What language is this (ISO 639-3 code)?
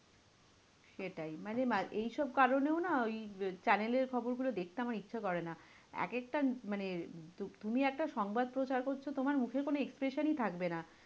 ben